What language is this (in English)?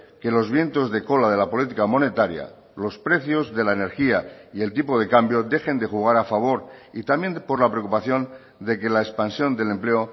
Spanish